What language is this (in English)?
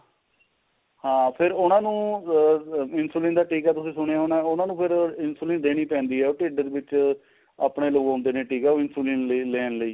Punjabi